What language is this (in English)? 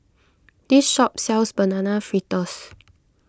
English